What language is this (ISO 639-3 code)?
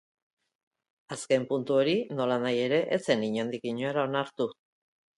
eus